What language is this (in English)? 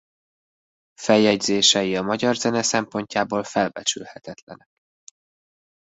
Hungarian